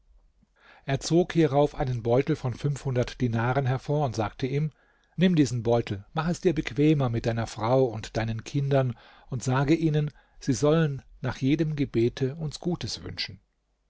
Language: German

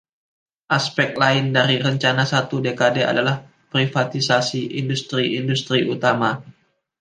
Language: Indonesian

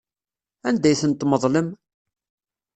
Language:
Kabyle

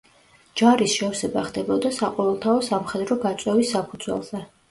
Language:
Georgian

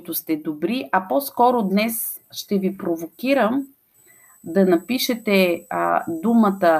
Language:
Bulgarian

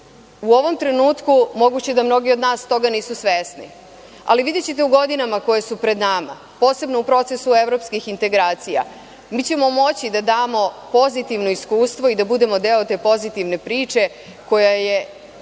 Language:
Serbian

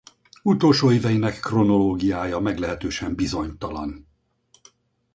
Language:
Hungarian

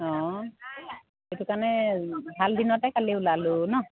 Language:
Assamese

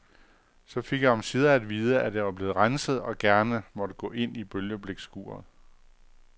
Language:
Danish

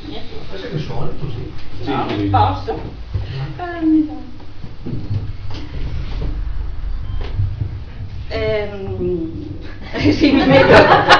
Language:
Italian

